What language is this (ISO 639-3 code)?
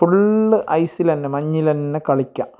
mal